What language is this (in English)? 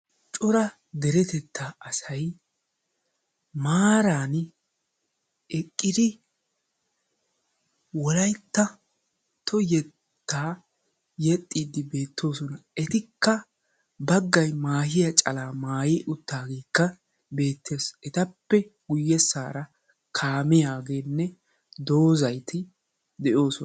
Wolaytta